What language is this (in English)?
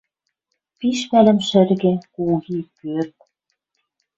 Western Mari